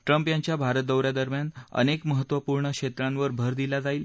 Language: Marathi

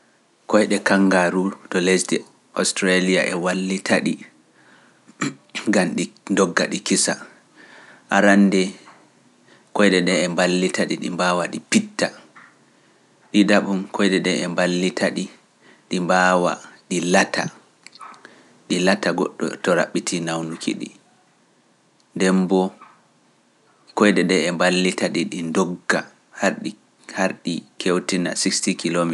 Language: Pular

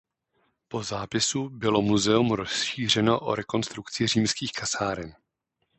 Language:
Czech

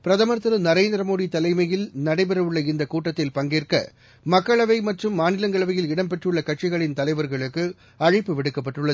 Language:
Tamil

